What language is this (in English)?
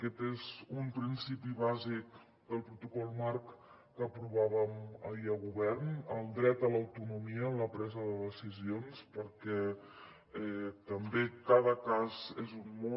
Catalan